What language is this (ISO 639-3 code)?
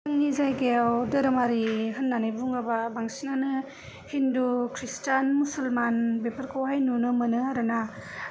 brx